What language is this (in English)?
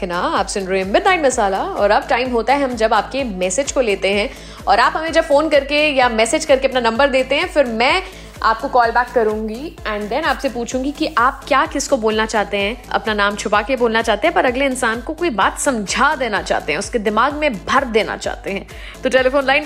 Hindi